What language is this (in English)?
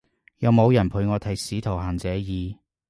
Cantonese